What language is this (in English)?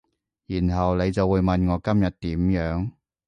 Cantonese